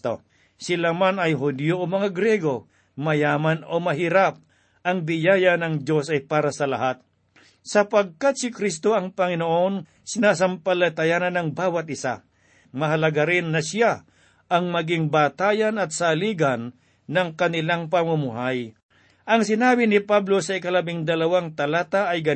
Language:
Filipino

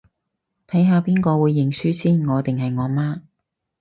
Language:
Cantonese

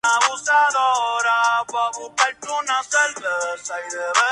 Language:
Spanish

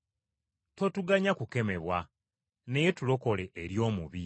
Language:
Ganda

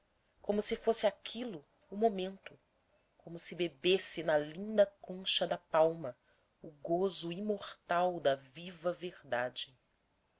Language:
Portuguese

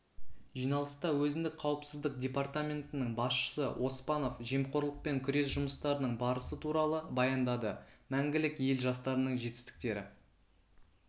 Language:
Kazakh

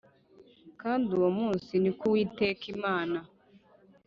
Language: Kinyarwanda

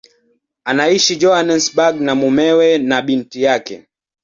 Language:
Swahili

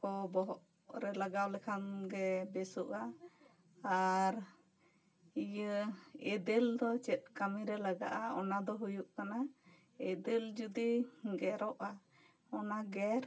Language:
Santali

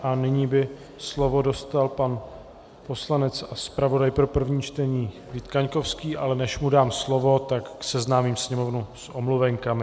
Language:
Czech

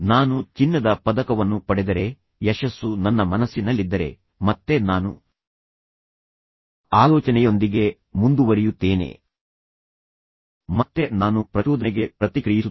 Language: Kannada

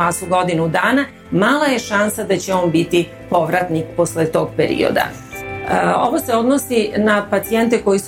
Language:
Croatian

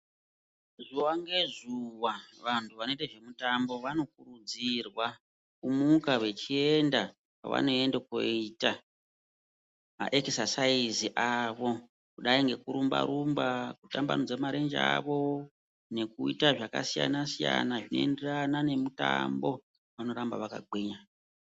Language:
Ndau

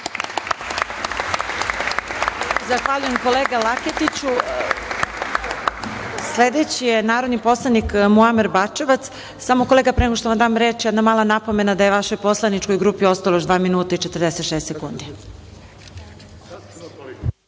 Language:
Serbian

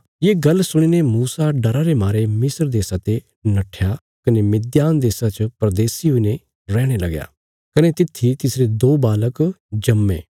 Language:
Bilaspuri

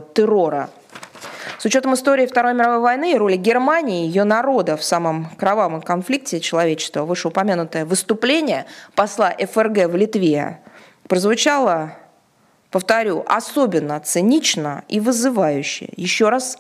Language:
Russian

